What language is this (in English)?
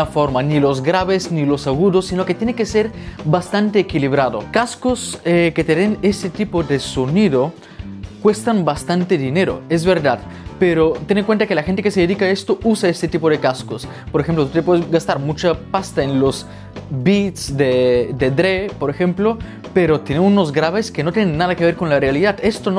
Spanish